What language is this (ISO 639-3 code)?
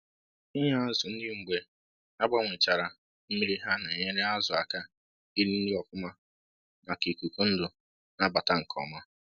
ibo